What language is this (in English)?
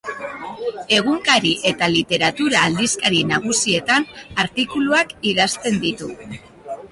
Basque